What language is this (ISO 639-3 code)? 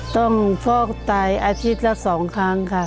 tha